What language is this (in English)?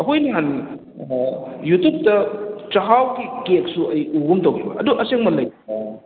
Manipuri